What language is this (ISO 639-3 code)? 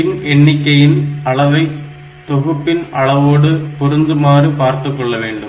tam